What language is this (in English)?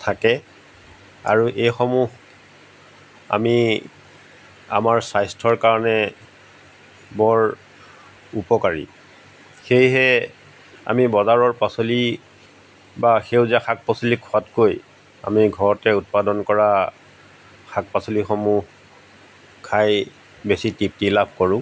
Assamese